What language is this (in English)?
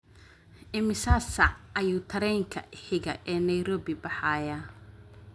Somali